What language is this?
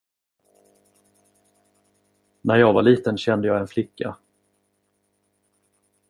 Swedish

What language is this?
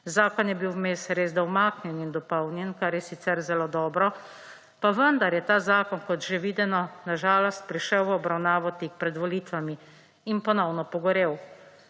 Slovenian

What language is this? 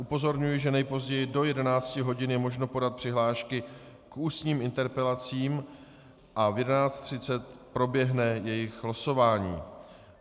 Czech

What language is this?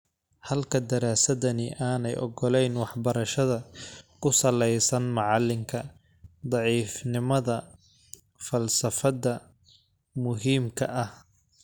Somali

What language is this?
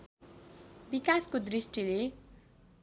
Nepali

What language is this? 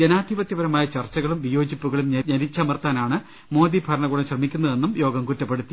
Malayalam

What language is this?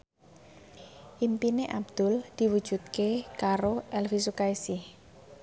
Javanese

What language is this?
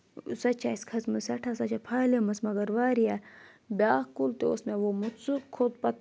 Kashmiri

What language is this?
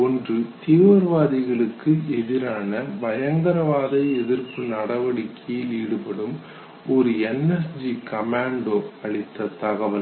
Tamil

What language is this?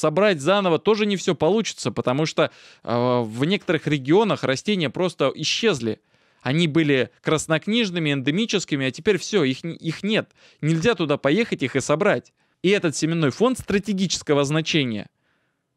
Russian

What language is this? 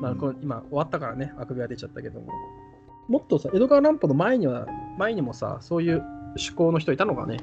Japanese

